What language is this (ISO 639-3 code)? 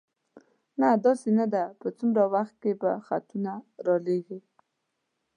pus